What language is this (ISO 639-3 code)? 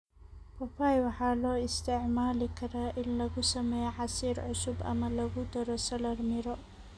som